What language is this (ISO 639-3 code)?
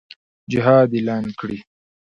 pus